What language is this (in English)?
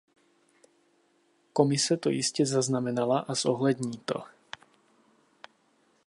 Czech